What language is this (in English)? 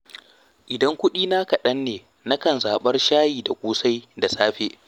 Hausa